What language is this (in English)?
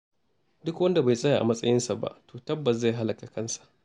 Hausa